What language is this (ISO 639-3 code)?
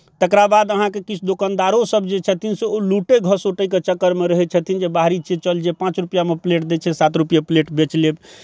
mai